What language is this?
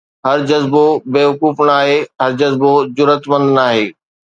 Sindhi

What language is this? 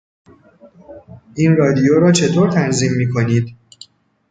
Persian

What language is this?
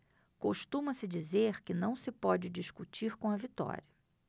Portuguese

